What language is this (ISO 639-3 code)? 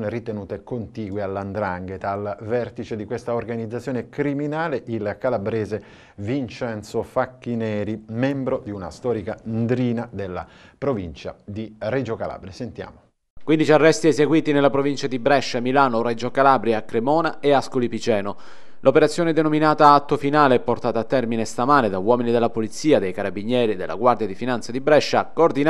ita